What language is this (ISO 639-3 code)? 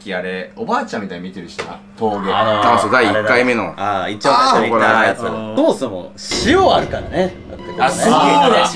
jpn